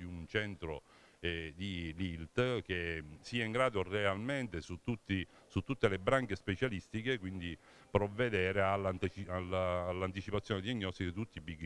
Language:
Italian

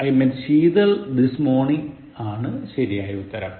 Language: Malayalam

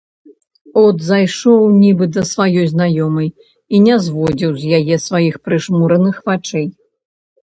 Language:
Belarusian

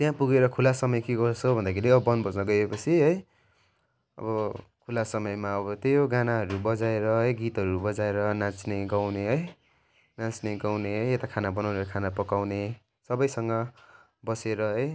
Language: Nepali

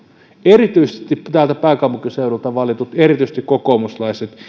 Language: Finnish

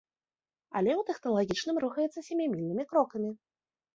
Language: Belarusian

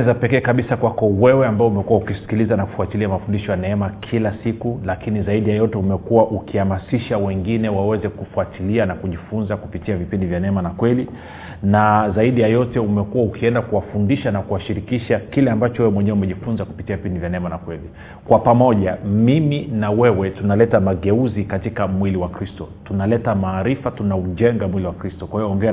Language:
Swahili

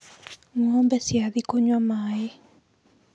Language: Kikuyu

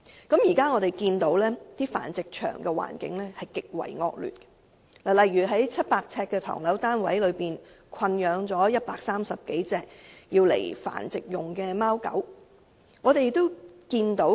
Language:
Cantonese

